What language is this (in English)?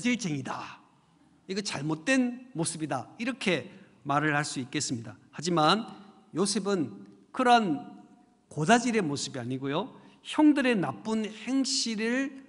Korean